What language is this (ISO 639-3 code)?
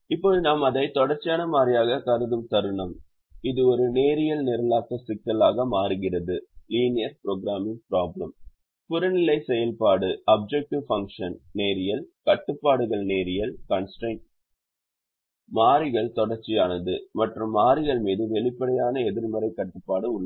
tam